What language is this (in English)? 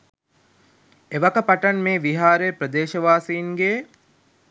Sinhala